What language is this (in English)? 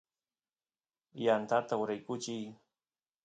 Santiago del Estero Quichua